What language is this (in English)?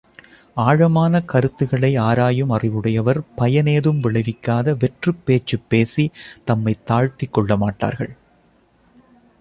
Tamil